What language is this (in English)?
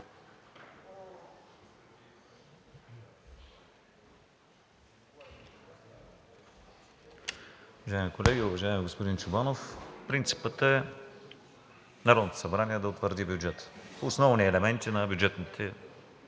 Bulgarian